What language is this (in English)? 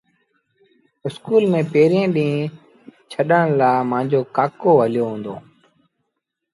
Sindhi Bhil